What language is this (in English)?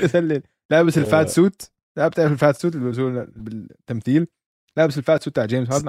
Arabic